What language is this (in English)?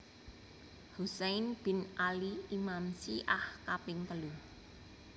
Javanese